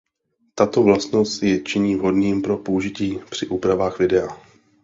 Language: Czech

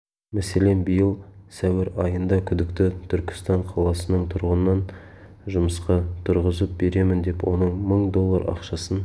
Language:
Kazakh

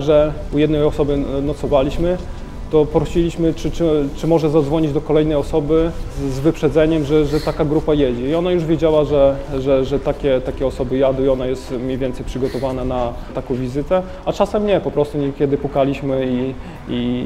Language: Polish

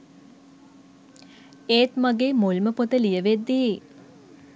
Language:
Sinhala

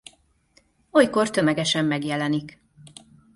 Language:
Hungarian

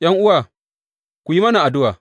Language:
Hausa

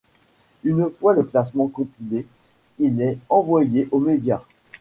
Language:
French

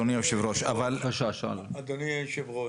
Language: Hebrew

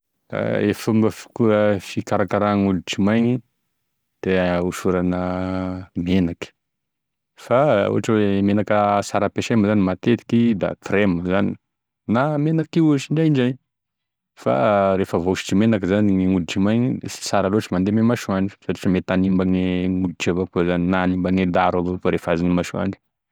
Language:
Tesaka Malagasy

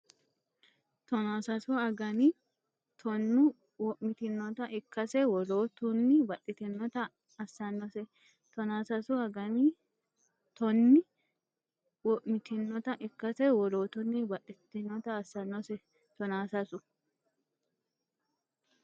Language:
Sidamo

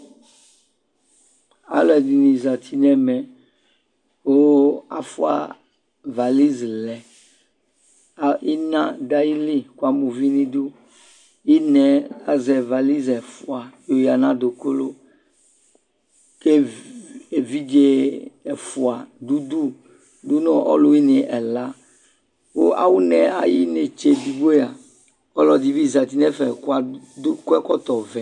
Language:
Ikposo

